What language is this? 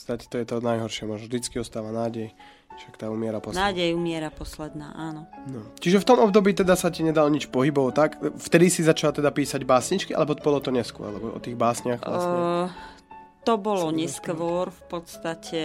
Slovak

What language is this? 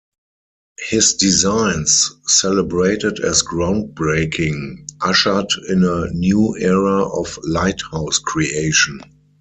English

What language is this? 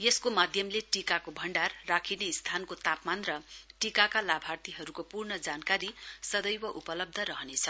Nepali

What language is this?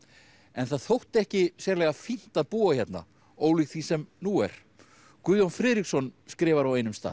Icelandic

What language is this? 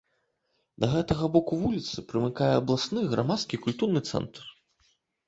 Belarusian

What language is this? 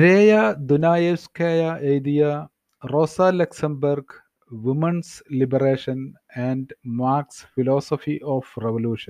Malayalam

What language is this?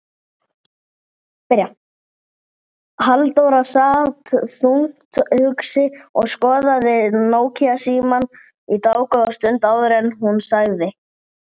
Icelandic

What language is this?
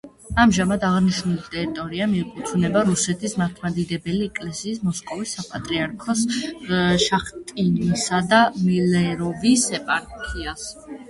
Georgian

